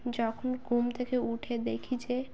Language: Bangla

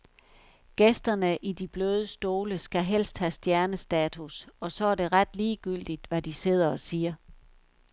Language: Danish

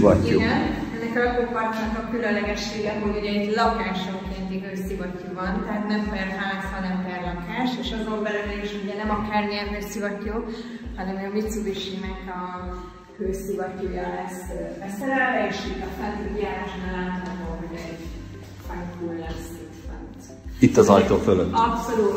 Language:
Hungarian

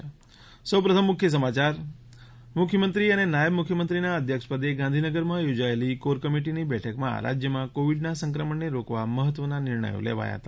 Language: Gujarati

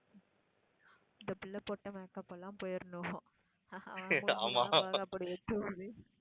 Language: Tamil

